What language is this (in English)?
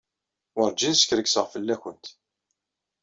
Kabyle